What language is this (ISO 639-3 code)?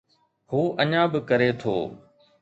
snd